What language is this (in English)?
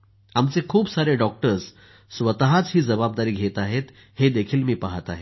Marathi